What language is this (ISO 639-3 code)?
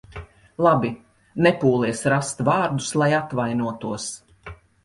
lav